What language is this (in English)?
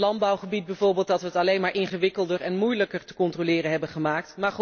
Dutch